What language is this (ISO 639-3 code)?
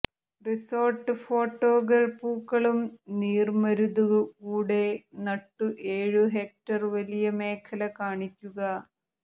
mal